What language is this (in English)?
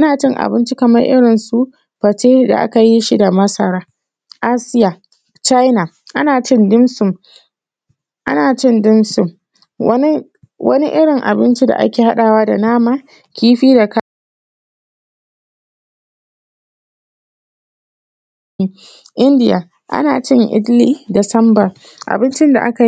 Hausa